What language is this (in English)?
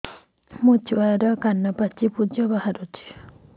Odia